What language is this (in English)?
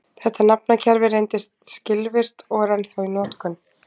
Icelandic